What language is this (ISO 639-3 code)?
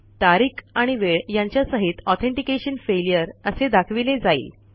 mar